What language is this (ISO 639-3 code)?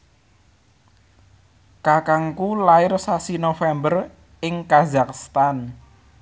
jav